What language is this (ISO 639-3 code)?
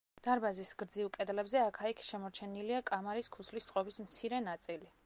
kat